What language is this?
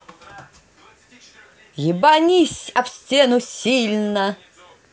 Russian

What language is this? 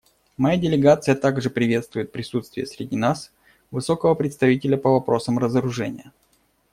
Russian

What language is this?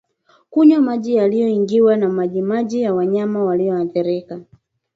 Swahili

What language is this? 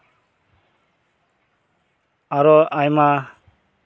Santali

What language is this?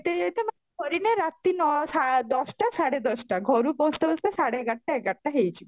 Odia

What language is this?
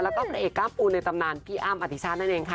Thai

